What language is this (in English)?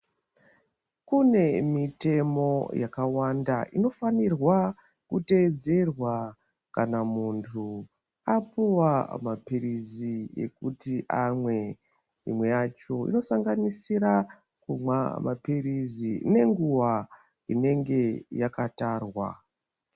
Ndau